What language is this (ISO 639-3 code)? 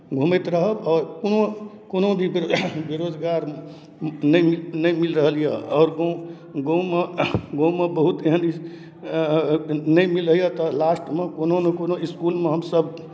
mai